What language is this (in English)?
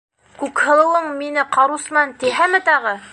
Bashkir